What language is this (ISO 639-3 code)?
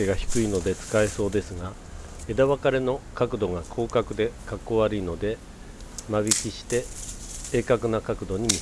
jpn